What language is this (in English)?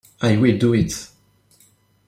English